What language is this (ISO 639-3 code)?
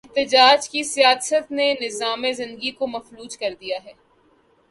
urd